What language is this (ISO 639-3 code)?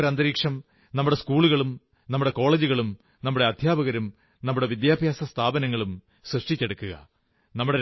mal